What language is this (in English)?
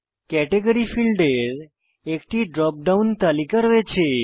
Bangla